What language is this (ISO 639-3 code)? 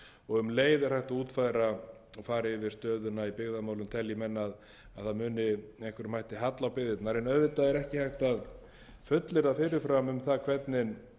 isl